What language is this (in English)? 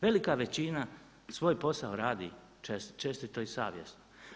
Croatian